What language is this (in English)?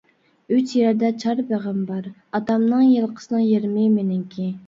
Uyghur